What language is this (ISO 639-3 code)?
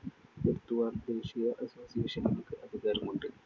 mal